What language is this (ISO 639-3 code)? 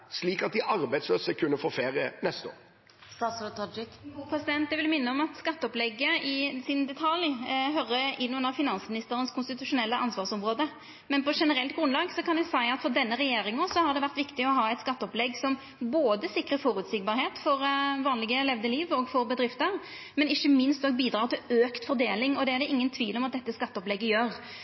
nor